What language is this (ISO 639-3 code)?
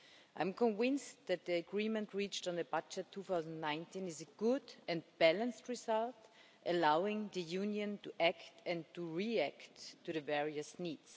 eng